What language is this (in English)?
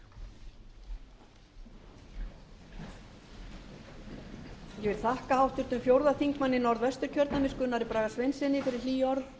Icelandic